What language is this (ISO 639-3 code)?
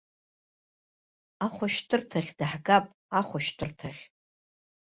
abk